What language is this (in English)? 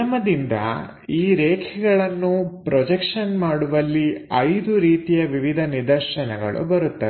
Kannada